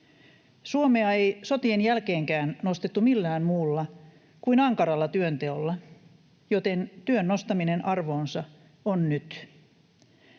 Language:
Finnish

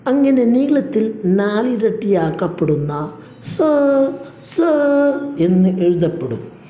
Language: Malayalam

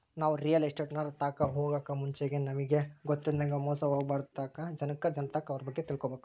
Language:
Kannada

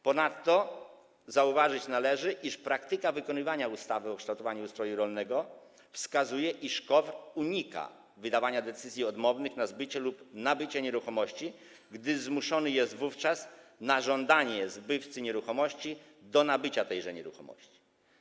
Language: Polish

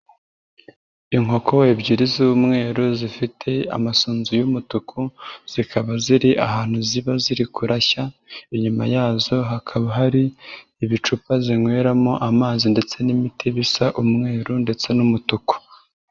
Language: Kinyarwanda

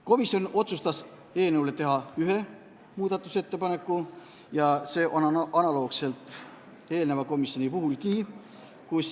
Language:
Estonian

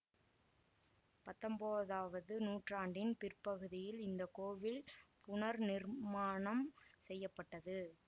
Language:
Tamil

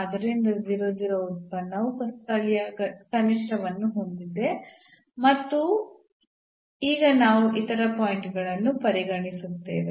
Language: Kannada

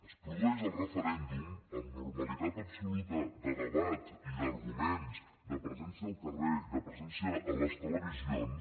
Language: Catalan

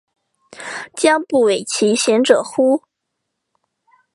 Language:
Chinese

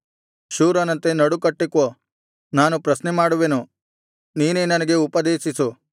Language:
Kannada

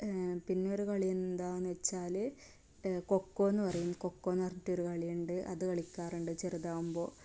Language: Malayalam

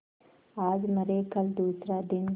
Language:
Hindi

